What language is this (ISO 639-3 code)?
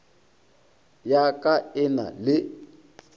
nso